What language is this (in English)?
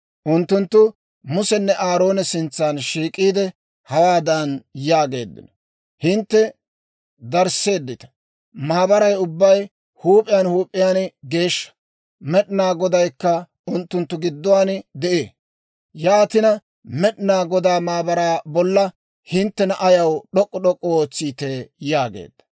Dawro